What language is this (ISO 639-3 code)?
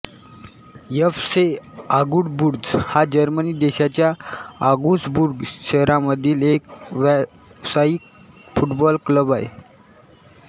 mar